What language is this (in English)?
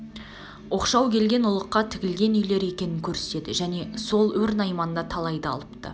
Kazakh